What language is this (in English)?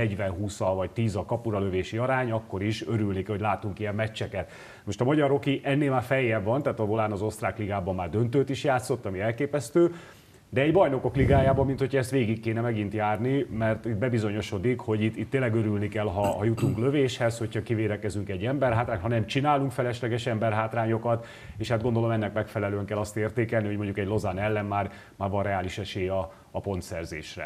Hungarian